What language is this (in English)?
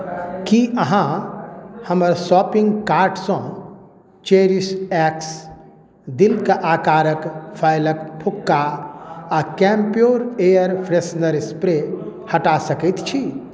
Maithili